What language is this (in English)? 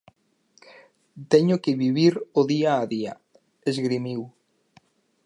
Galician